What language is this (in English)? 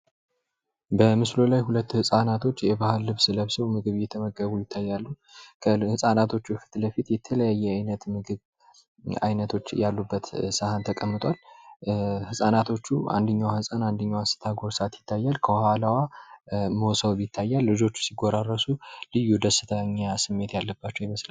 Amharic